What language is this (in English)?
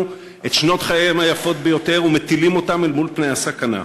Hebrew